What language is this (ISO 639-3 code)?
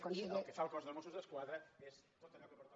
cat